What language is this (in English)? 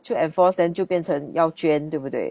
English